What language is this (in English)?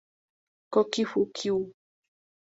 Spanish